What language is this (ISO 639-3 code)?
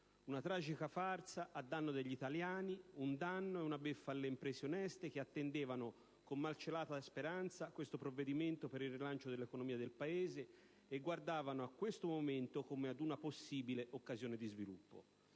ita